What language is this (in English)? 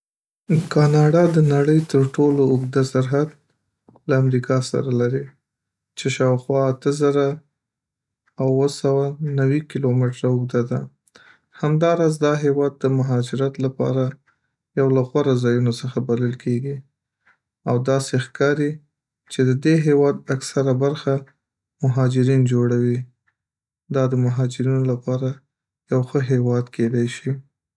Pashto